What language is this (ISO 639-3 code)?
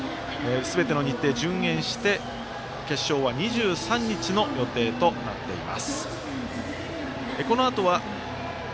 jpn